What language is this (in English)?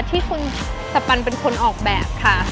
Thai